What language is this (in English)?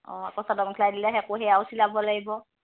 Assamese